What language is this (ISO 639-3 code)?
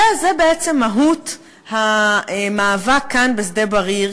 heb